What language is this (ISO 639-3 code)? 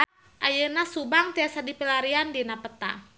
sun